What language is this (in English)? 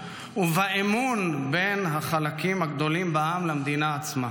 Hebrew